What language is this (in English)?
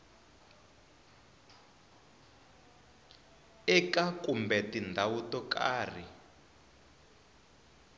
Tsonga